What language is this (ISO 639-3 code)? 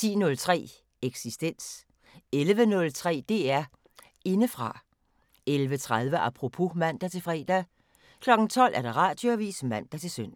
dan